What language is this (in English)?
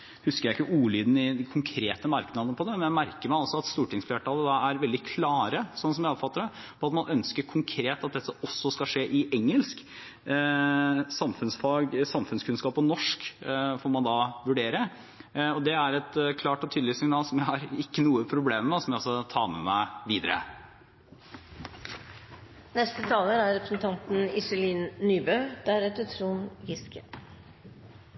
Norwegian Bokmål